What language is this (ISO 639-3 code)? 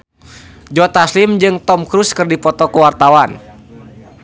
sun